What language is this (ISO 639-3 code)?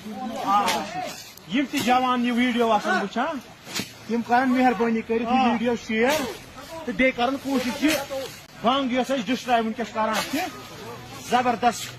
ron